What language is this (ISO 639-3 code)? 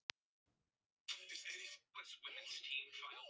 isl